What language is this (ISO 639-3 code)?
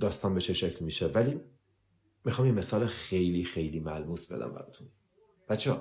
fas